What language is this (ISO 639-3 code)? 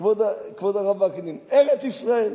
heb